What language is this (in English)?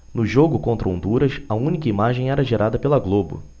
Portuguese